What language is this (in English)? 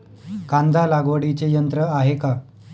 Marathi